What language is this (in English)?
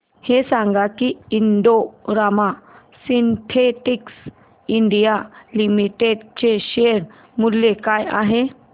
Marathi